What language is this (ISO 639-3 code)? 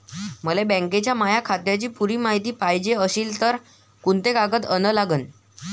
mar